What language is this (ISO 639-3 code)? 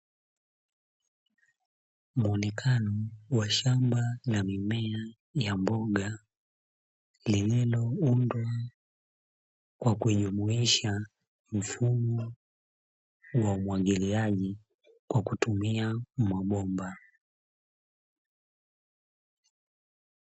swa